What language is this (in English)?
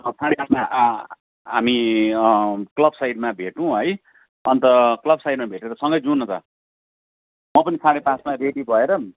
Nepali